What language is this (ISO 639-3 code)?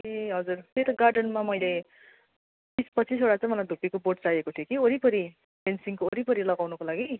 nep